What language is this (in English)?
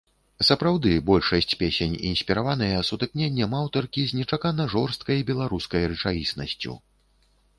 Belarusian